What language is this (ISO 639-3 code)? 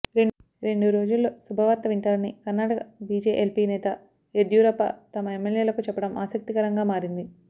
tel